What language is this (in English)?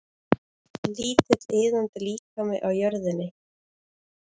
Icelandic